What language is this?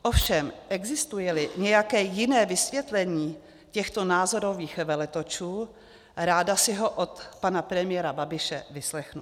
Czech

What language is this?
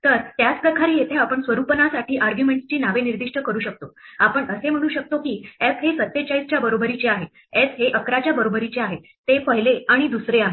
Marathi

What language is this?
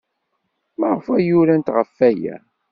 Kabyle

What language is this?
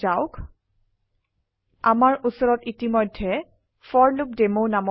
Assamese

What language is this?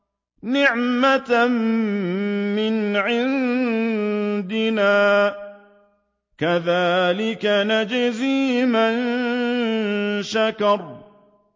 Arabic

